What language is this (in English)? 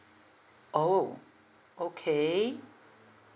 English